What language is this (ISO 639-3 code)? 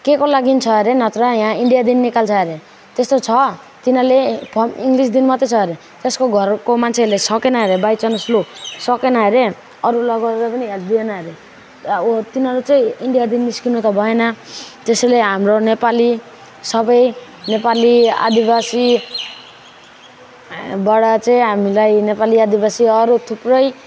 nep